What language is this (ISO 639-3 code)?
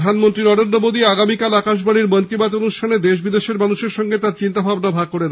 ben